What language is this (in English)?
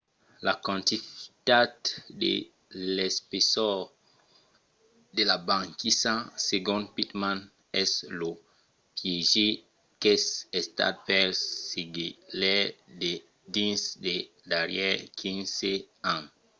Occitan